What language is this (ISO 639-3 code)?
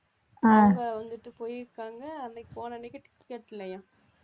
tam